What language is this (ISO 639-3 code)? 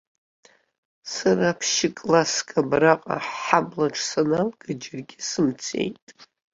abk